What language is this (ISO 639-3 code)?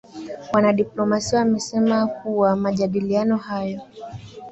swa